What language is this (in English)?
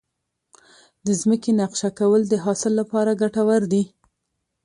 Pashto